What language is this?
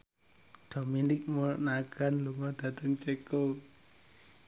Javanese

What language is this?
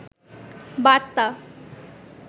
Bangla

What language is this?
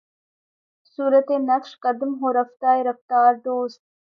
Urdu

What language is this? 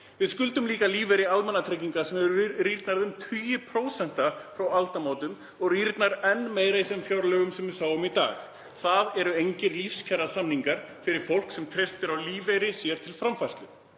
Icelandic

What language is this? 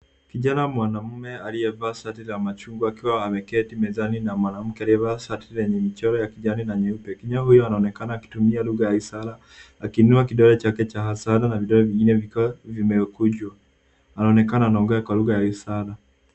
Swahili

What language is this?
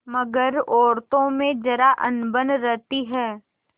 Hindi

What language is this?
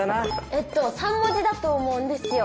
Japanese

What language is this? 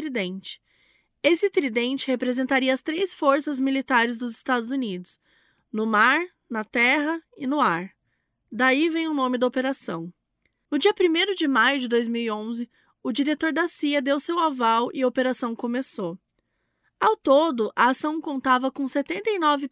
Portuguese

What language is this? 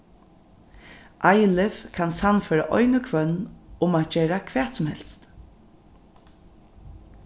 Faroese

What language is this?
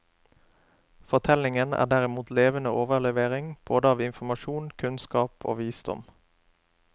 Norwegian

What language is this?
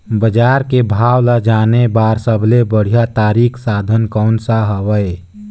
Chhattisgarhi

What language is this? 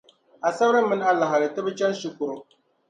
Dagbani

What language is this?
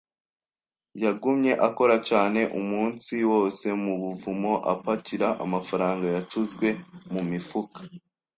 Kinyarwanda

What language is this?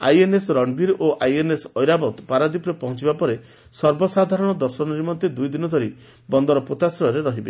Odia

